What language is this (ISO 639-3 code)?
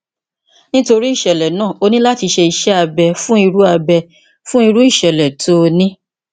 yor